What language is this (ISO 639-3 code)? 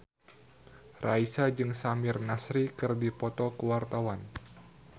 sun